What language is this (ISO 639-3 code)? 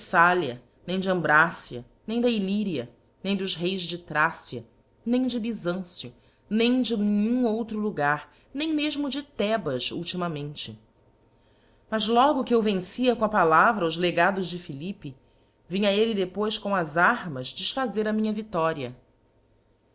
por